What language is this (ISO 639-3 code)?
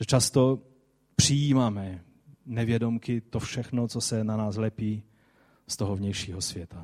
ces